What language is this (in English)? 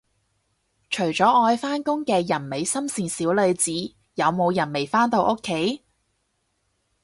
Cantonese